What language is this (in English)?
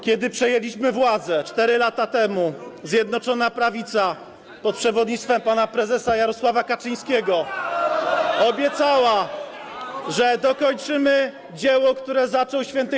Polish